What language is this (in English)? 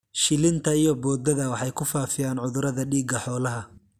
Somali